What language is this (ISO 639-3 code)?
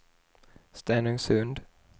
swe